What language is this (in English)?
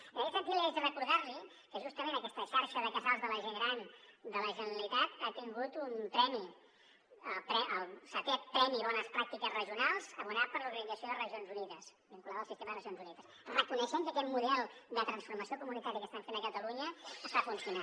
Catalan